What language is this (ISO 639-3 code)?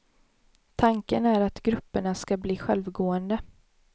swe